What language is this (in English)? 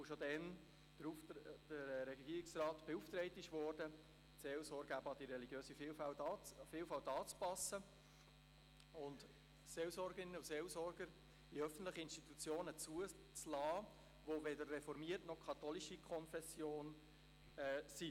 Swiss German